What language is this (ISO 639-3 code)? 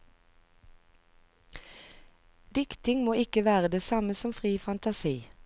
nor